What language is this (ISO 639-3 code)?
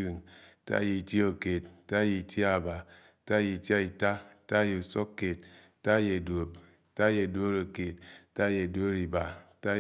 anw